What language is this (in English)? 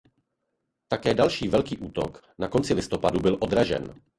Czech